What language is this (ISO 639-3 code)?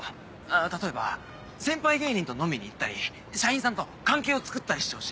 jpn